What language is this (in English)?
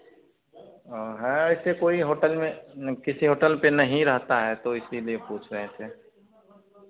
Hindi